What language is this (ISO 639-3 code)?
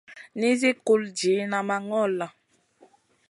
mcn